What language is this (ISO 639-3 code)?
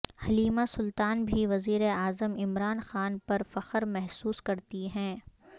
urd